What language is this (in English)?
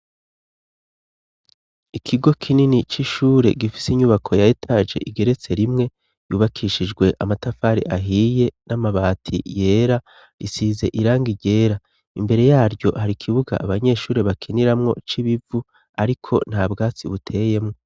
Rundi